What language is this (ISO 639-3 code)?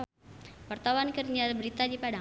sun